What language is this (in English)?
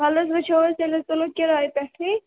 Kashmiri